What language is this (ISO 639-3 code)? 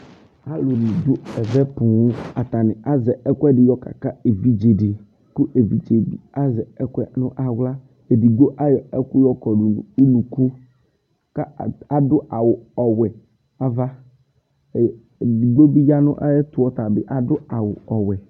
kpo